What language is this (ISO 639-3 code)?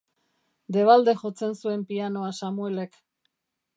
eus